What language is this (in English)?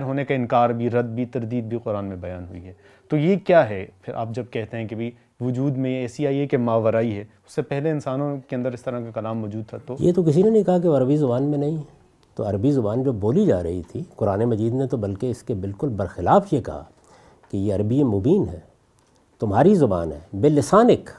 Urdu